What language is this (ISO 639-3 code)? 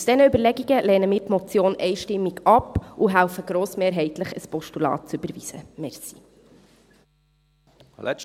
gsw